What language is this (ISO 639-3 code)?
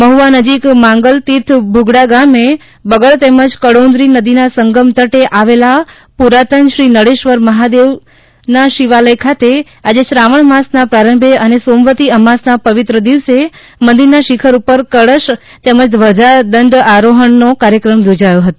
guj